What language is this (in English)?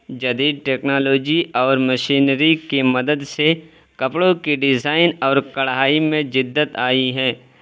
Urdu